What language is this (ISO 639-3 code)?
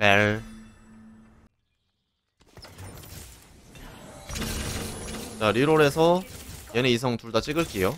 kor